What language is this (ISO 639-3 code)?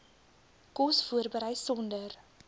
afr